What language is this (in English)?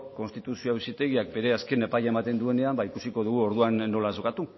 Basque